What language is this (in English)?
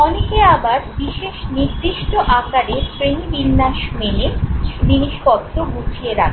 Bangla